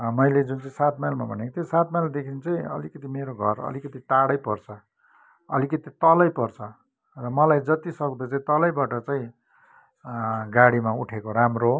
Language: Nepali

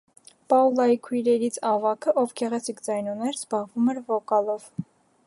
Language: Armenian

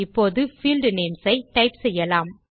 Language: Tamil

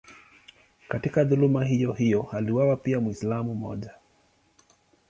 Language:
Swahili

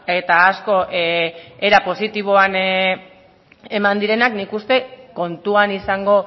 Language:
Basque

